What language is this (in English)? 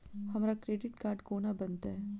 Maithili